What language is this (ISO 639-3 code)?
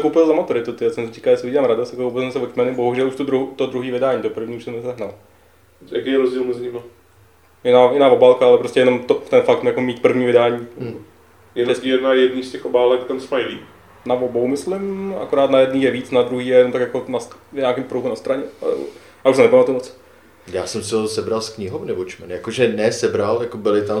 ces